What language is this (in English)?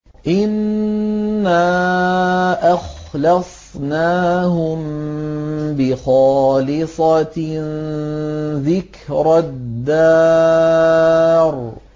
Arabic